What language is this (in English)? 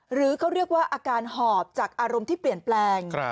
Thai